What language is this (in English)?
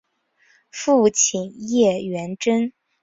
Chinese